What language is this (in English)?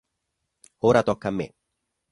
Italian